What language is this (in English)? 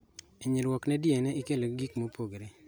Luo (Kenya and Tanzania)